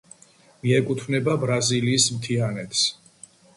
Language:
Georgian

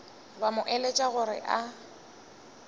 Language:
Northern Sotho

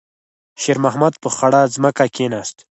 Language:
Pashto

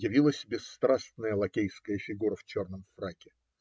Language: Russian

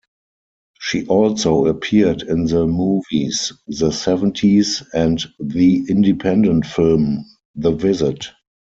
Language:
English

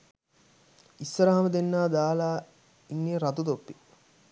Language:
Sinhala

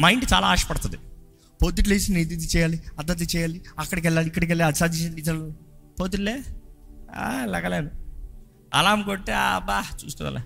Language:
Telugu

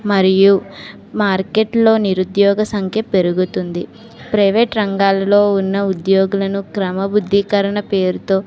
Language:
Telugu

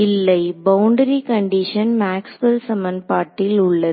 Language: Tamil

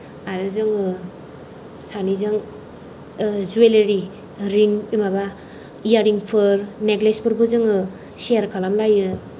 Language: Bodo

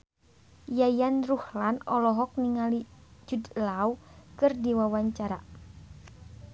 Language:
Sundanese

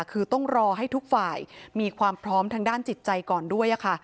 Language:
Thai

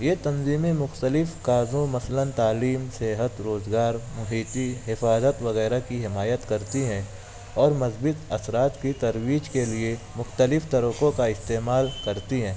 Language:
Urdu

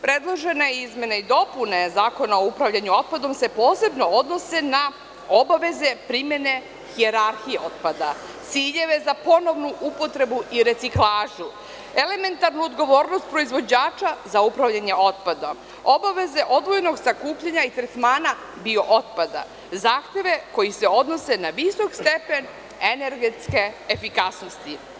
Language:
Serbian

